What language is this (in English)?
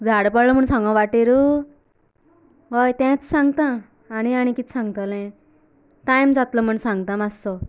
Konkani